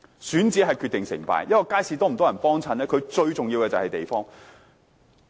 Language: Cantonese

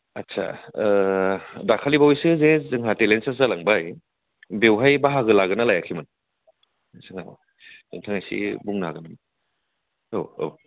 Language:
Bodo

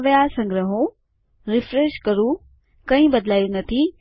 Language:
Gujarati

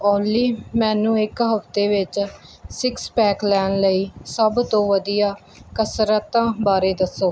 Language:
Punjabi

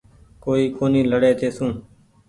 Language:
Goaria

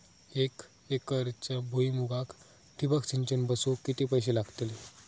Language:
Marathi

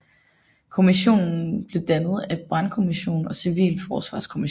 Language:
Danish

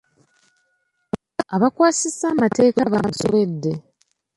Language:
Ganda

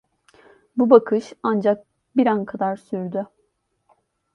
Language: Turkish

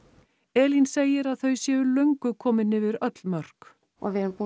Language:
Icelandic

